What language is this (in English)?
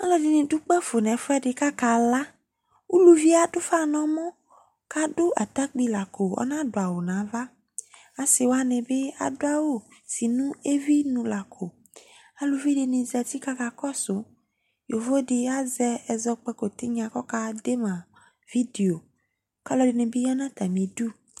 Ikposo